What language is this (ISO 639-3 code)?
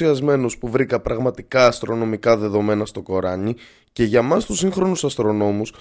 ell